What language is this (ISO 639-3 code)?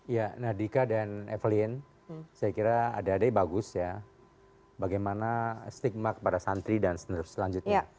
ind